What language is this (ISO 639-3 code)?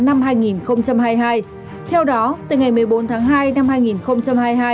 vie